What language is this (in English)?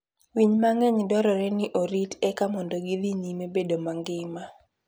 Luo (Kenya and Tanzania)